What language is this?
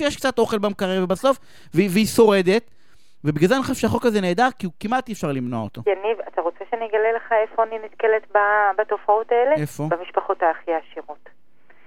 Hebrew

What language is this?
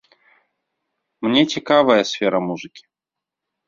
Belarusian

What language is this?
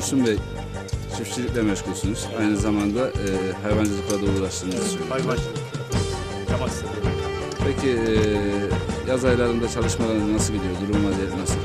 Turkish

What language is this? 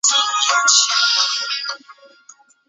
Chinese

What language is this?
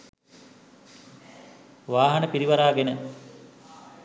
Sinhala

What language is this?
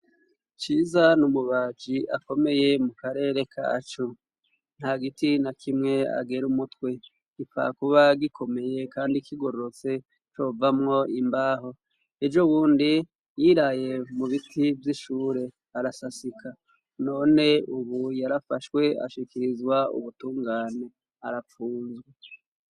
Rundi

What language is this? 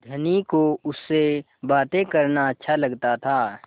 Hindi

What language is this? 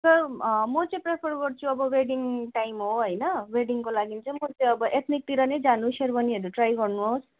Nepali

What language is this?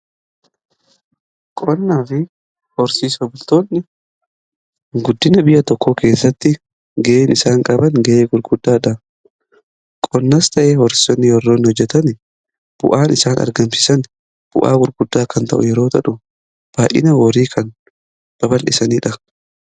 Oromo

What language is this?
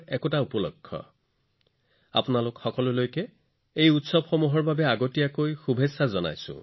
Assamese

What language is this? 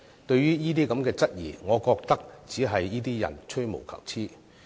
Cantonese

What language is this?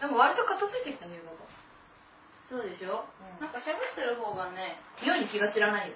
Japanese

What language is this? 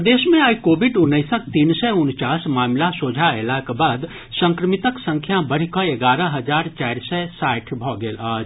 Maithili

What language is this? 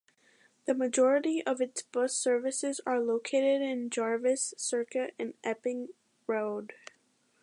English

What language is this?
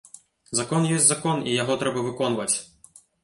Belarusian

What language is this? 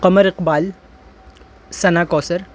Urdu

